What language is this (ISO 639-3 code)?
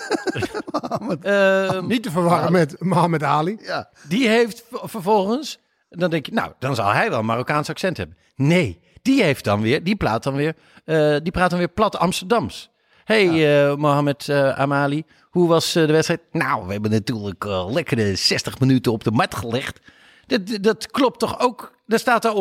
nld